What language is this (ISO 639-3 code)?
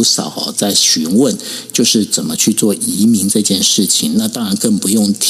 zho